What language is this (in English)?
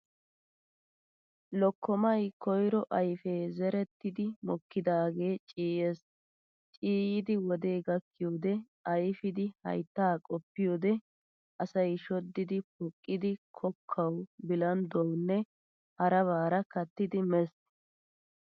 Wolaytta